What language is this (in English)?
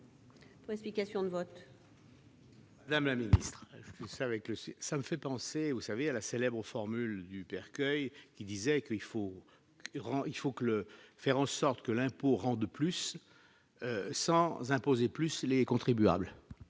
French